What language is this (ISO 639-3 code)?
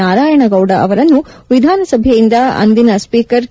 kan